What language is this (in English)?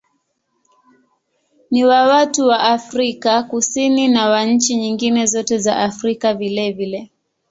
Swahili